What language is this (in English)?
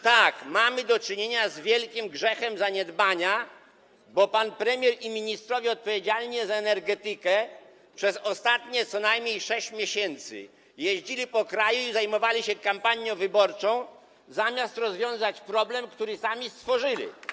Polish